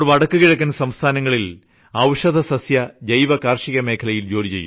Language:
Malayalam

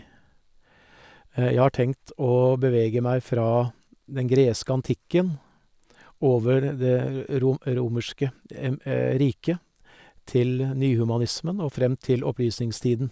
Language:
Norwegian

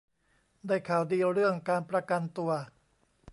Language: Thai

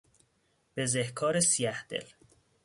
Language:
Persian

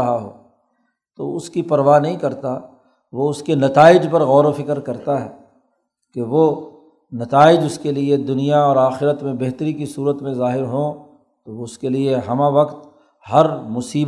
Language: Urdu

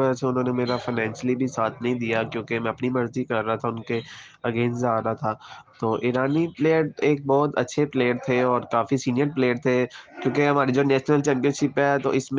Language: Urdu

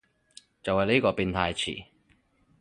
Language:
Cantonese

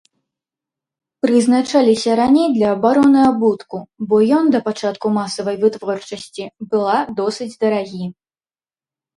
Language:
Belarusian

